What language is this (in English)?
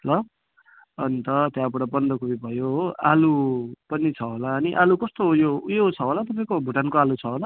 Nepali